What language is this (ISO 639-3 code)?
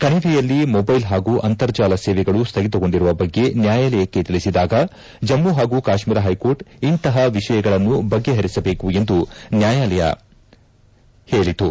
kan